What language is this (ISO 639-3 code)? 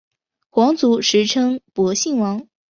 zho